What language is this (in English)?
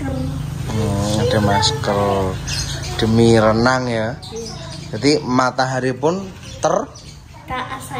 Indonesian